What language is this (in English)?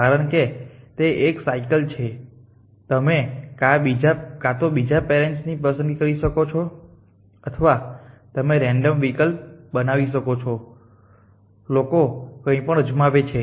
Gujarati